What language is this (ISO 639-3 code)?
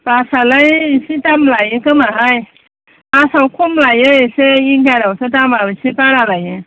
brx